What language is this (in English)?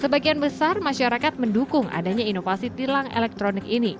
Indonesian